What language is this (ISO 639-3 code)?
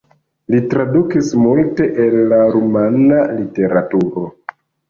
epo